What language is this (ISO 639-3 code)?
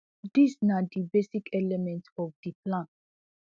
pcm